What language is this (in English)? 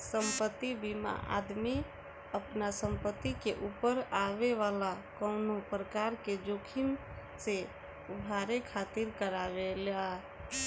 Bhojpuri